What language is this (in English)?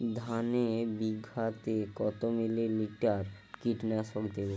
Bangla